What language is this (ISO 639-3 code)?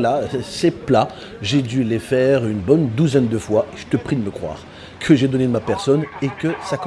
fra